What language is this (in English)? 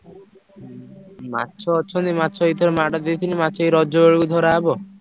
Odia